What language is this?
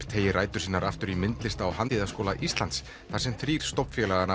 Icelandic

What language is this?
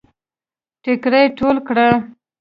Pashto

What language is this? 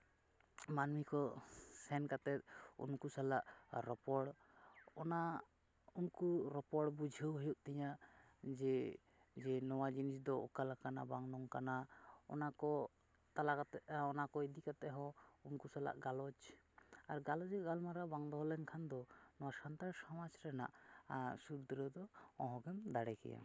Santali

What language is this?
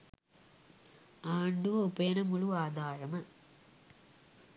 Sinhala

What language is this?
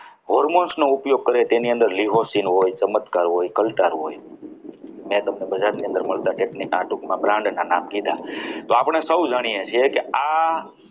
Gujarati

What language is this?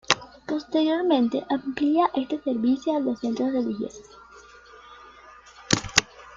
Spanish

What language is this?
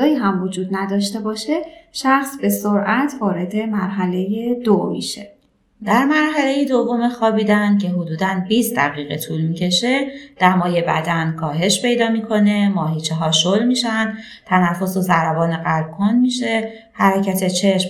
Persian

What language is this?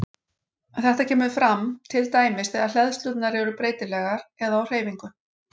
Icelandic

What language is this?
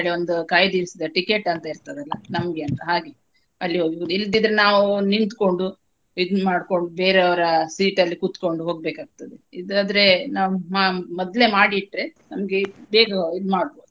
Kannada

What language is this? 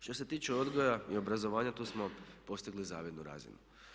Croatian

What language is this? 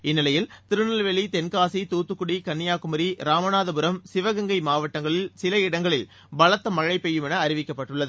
Tamil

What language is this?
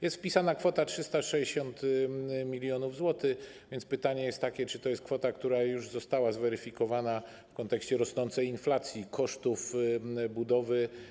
Polish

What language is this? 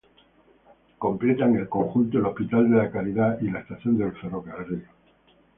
Spanish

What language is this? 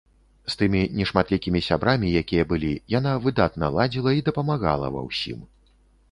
Belarusian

